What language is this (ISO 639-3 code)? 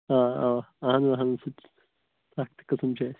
kas